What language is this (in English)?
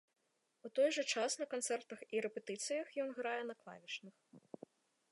Belarusian